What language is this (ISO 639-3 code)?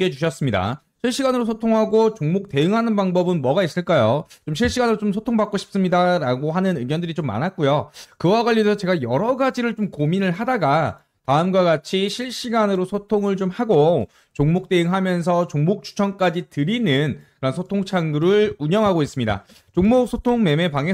kor